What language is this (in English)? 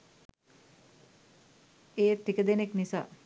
Sinhala